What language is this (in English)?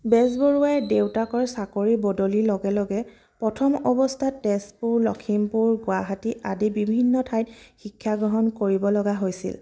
Assamese